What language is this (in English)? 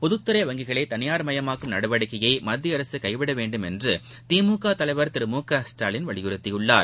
Tamil